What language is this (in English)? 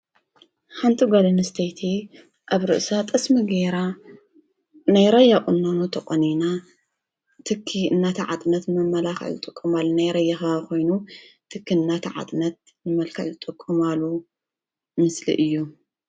Tigrinya